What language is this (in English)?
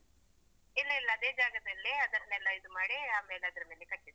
Kannada